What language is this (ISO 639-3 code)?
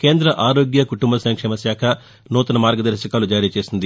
tel